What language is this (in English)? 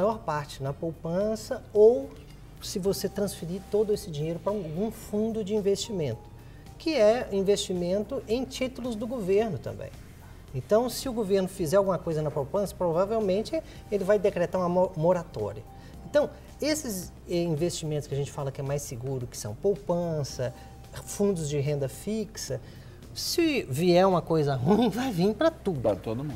Portuguese